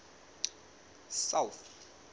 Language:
Southern Sotho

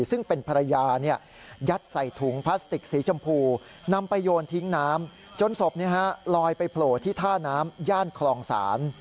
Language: Thai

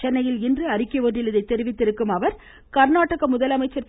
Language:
Tamil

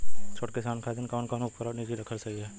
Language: Bhojpuri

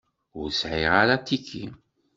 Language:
Kabyle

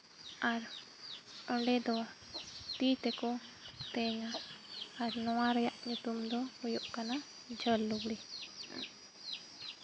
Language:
Santali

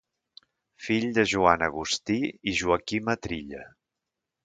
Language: Catalan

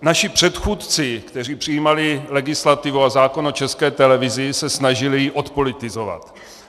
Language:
Czech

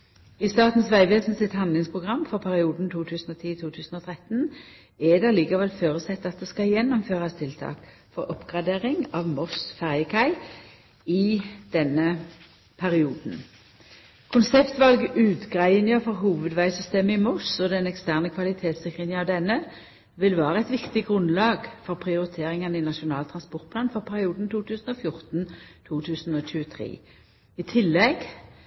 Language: Norwegian Nynorsk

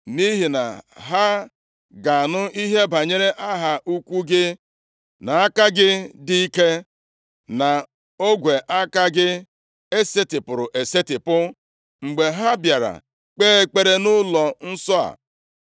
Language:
Igbo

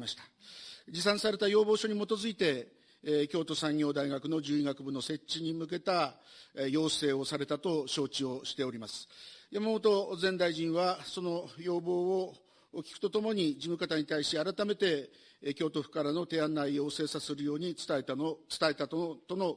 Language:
Japanese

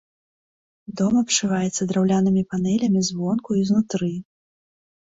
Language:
Belarusian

